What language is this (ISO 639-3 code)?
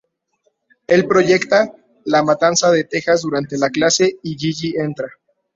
spa